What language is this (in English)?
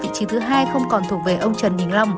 Vietnamese